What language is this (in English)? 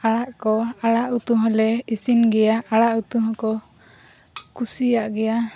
Santali